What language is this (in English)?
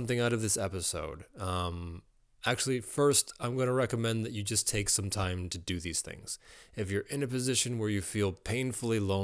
English